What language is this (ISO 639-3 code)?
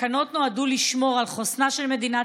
heb